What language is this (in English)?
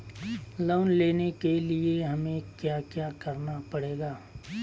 Magahi